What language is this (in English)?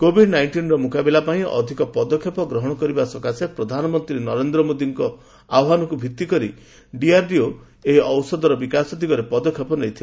Odia